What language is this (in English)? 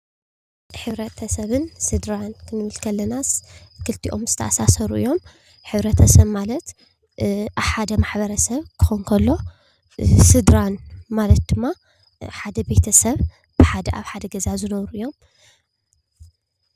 Tigrinya